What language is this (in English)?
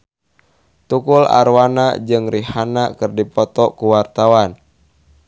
Sundanese